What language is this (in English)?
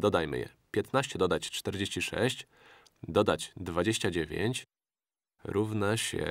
Polish